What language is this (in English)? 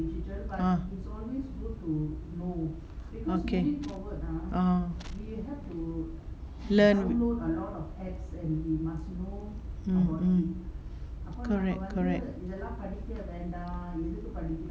English